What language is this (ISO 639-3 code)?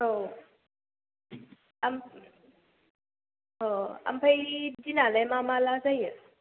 brx